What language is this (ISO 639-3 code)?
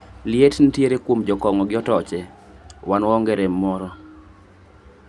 luo